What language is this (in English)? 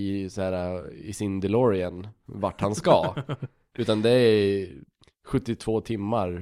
Swedish